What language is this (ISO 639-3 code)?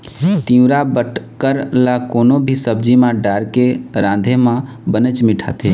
hne